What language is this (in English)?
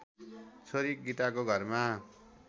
Nepali